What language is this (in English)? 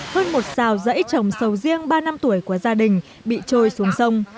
Vietnamese